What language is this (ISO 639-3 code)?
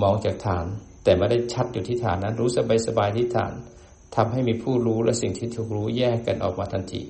tha